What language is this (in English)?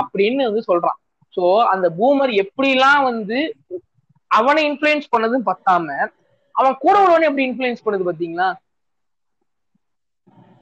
Tamil